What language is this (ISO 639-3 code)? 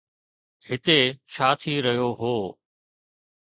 snd